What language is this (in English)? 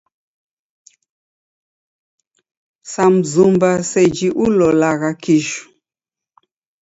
Taita